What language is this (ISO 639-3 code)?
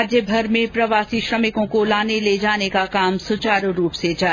hin